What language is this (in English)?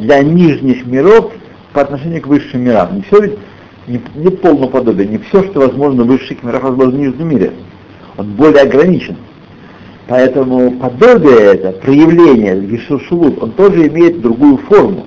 Russian